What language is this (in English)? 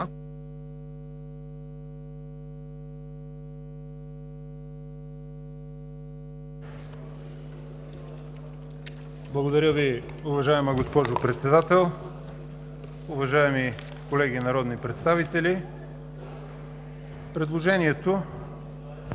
Bulgarian